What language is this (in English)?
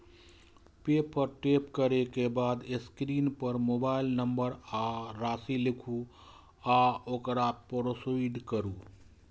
Maithili